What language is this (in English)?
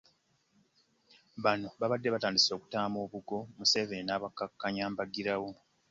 Ganda